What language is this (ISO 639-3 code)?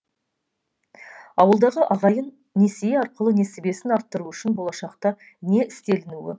kaz